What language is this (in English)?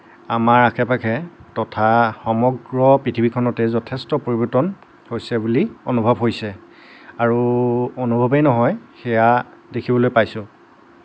Assamese